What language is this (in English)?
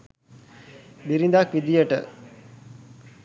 Sinhala